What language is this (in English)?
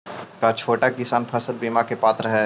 Magahi